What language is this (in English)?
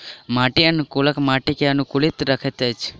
Maithili